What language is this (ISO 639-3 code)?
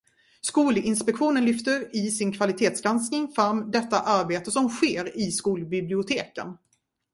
swe